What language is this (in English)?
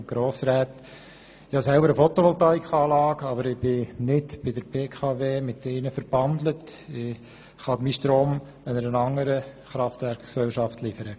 Swiss German